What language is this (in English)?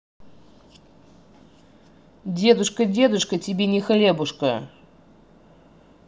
Russian